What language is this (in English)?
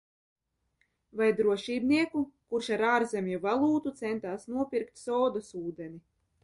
Latvian